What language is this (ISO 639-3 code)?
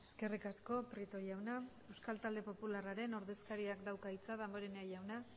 eus